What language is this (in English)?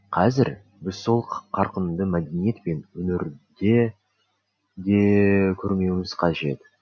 Kazakh